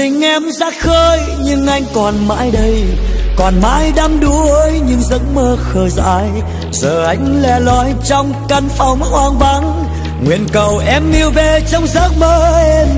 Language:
Vietnamese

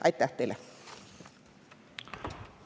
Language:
Estonian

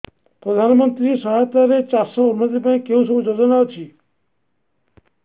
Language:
Odia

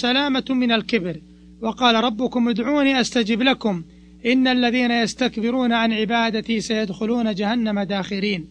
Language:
Arabic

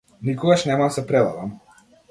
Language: Macedonian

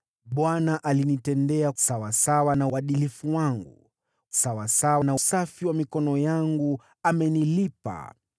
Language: Swahili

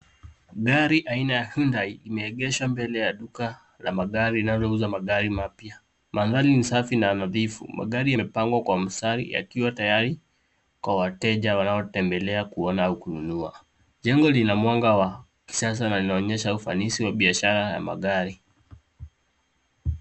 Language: Swahili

